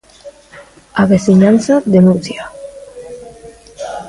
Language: Galician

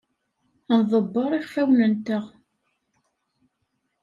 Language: Kabyle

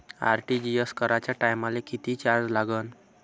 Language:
Marathi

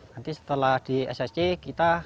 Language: Indonesian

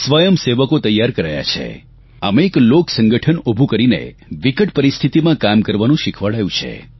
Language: Gujarati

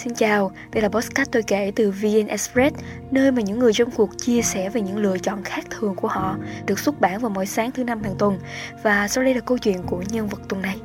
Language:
Vietnamese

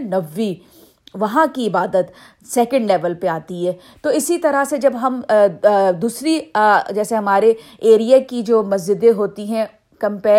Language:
Urdu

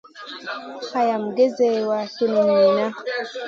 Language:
Masana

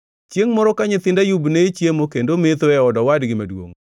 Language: Luo (Kenya and Tanzania)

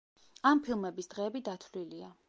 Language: Georgian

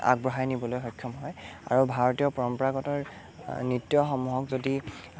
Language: Assamese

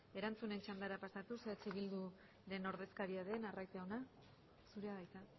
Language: Basque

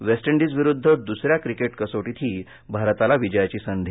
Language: Marathi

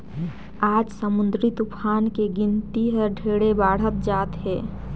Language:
Chhattisgarhi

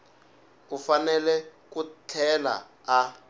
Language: Tsonga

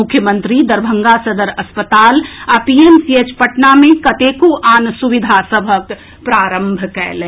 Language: Maithili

